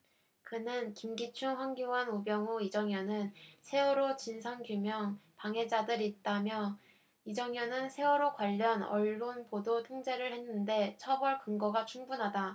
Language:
Korean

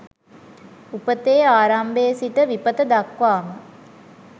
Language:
Sinhala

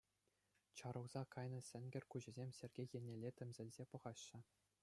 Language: Chuvash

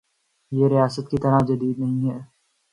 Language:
Urdu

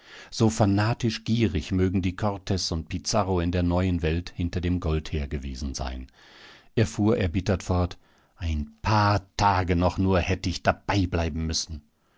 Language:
German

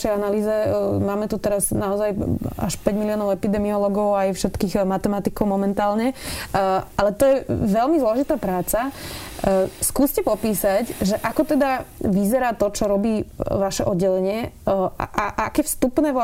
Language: Slovak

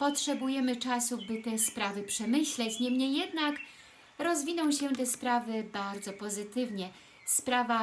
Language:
Polish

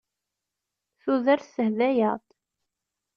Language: Kabyle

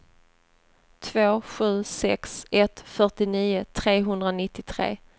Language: Swedish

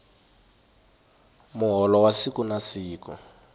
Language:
Tsonga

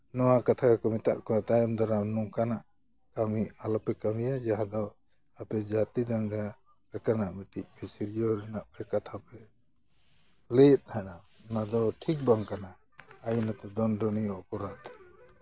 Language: Santali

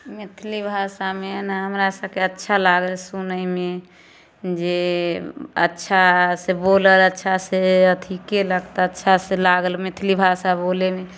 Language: Maithili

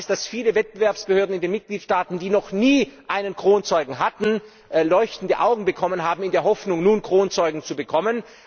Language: German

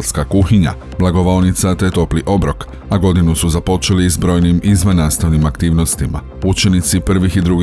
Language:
Croatian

